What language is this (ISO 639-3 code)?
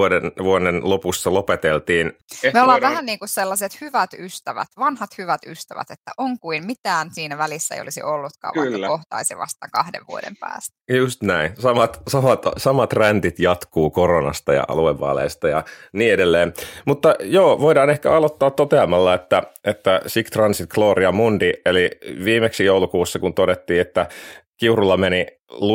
fin